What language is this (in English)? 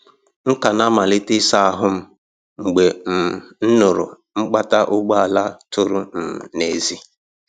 Igbo